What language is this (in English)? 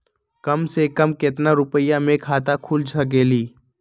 Magahi